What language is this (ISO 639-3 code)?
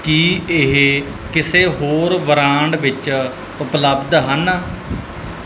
pan